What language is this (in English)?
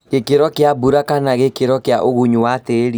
Kikuyu